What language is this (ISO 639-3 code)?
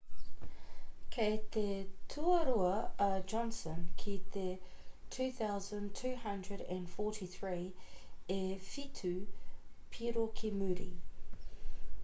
mri